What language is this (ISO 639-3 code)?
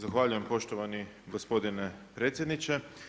hrv